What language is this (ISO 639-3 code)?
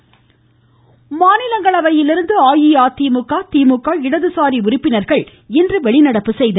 tam